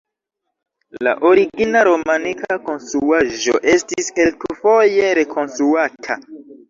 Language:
Esperanto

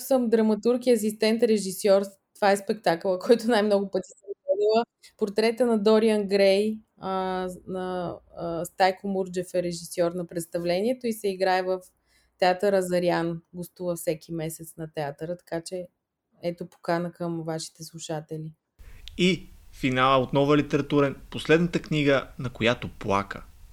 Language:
Bulgarian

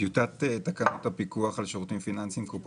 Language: Hebrew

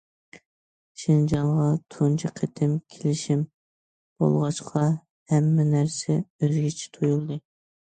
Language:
Uyghur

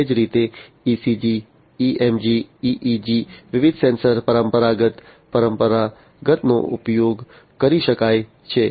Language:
Gujarati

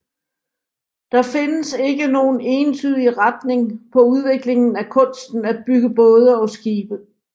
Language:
Danish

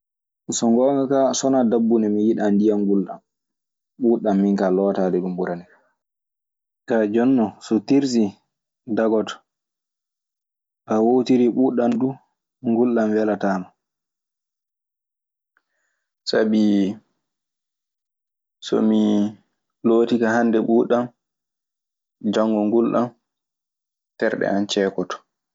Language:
Maasina Fulfulde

